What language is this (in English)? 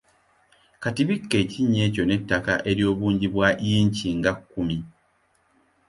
Ganda